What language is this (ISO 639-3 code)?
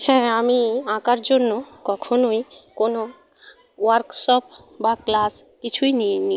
ben